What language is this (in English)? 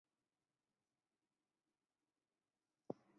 Chinese